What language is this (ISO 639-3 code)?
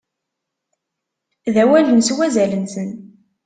kab